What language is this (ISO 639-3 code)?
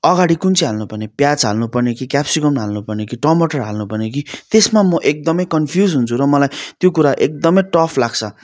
nep